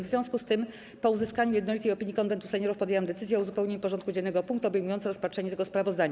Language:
Polish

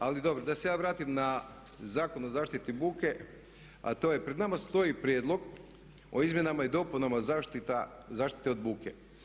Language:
Croatian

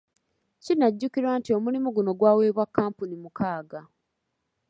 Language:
Ganda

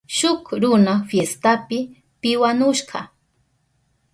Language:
Southern Pastaza Quechua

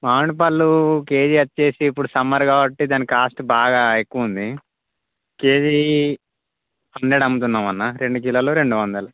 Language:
Telugu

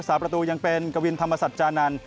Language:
Thai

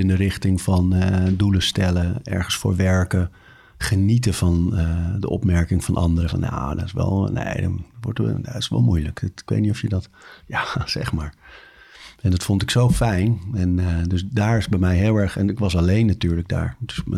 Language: Dutch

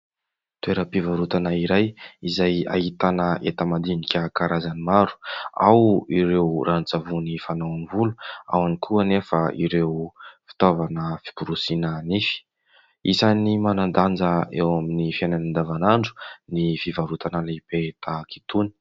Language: Malagasy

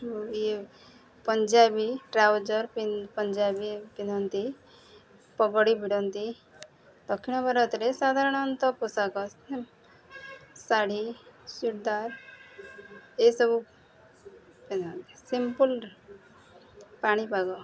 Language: Odia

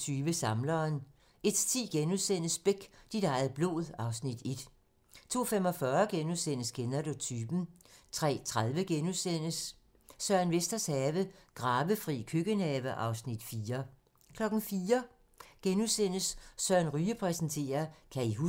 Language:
Danish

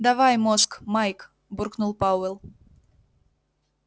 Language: Russian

